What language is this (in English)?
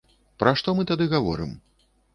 Belarusian